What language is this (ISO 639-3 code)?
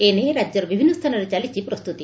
ori